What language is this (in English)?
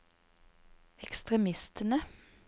Norwegian